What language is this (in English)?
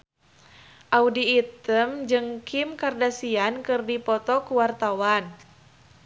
Sundanese